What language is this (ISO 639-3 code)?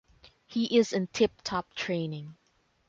eng